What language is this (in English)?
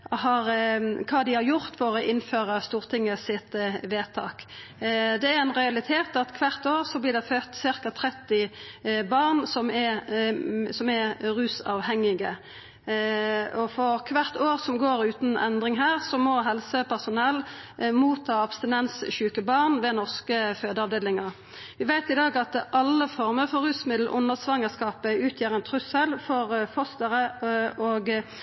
Norwegian Nynorsk